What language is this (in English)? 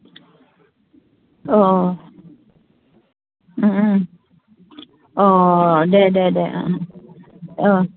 Bodo